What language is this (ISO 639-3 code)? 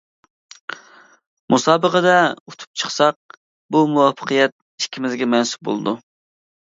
uig